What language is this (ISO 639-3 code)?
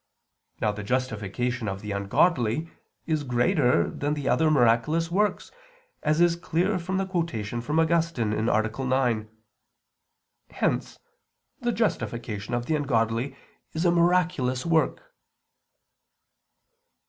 eng